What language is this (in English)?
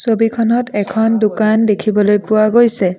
Assamese